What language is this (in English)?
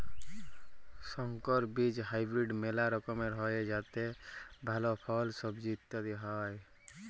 Bangla